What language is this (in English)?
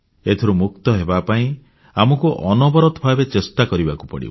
Odia